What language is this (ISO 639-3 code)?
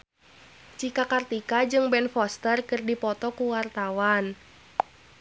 sun